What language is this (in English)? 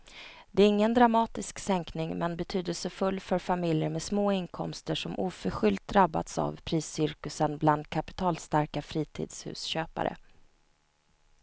Swedish